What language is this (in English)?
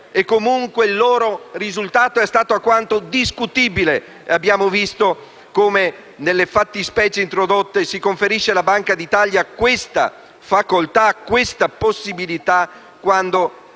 Italian